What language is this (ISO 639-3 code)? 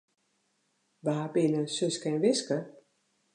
fry